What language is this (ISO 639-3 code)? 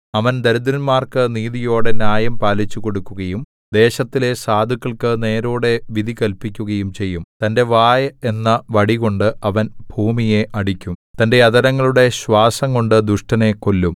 mal